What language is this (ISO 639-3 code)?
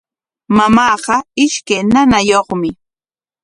qwa